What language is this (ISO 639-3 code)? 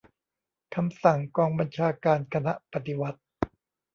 tha